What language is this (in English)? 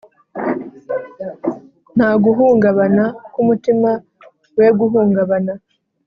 Kinyarwanda